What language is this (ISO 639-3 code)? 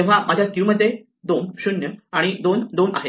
mar